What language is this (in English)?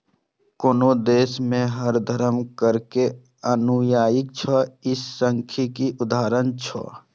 Maithili